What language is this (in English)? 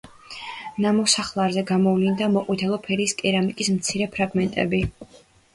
Georgian